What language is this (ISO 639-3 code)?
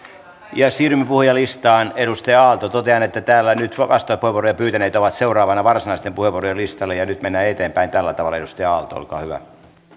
fin